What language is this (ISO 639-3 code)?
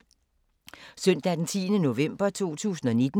dan